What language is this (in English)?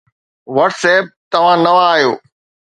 Sindhi